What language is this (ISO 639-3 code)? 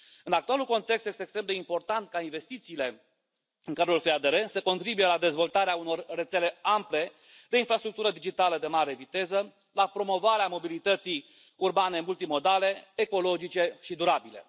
ron